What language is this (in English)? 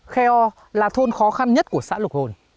Vietnamese